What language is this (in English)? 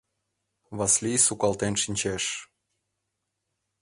Mari